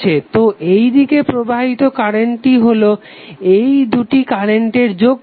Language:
Bangla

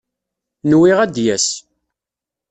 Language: Kabyle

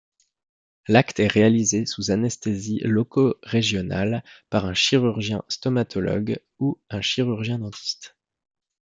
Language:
French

